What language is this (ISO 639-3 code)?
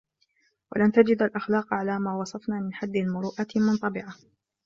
ara